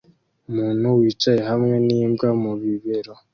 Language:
Kinyarwanda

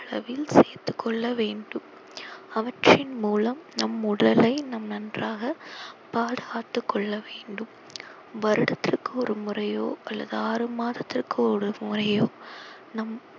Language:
Tamil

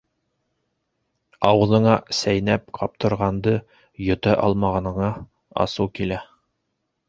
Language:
Bashkir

